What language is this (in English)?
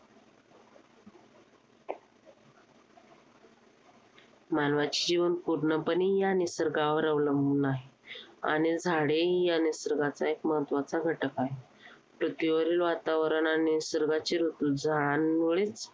Marathi